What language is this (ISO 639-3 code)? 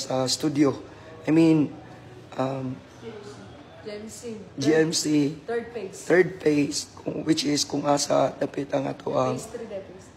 fil